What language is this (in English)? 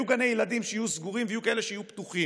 Hebrew